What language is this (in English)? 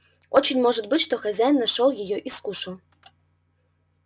Russian